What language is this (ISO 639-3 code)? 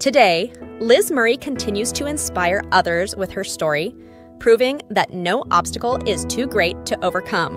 eng